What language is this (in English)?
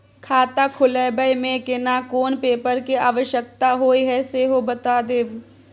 Maithili